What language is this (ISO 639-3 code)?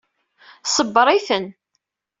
kab